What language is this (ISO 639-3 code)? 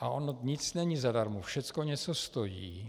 ces